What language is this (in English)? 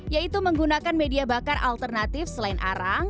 Indonesian